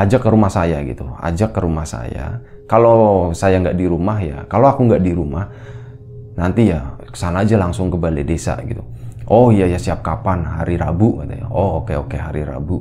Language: Indonesian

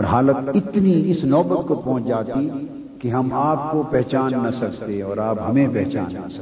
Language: Urdu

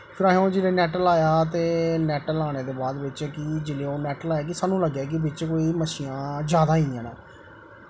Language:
Dogri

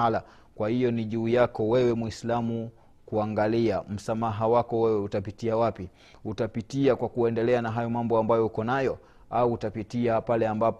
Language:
Swahili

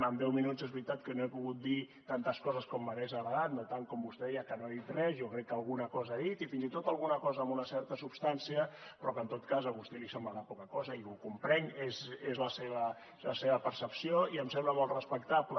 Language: Catalan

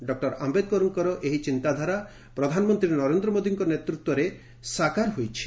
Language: Odia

